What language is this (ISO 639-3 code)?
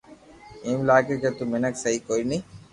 lrk